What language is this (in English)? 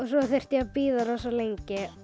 Icelandic